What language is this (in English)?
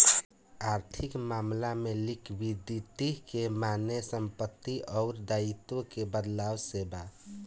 Bhojpuri